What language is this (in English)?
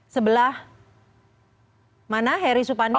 Indonesian